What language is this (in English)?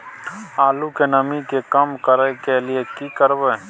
Maithili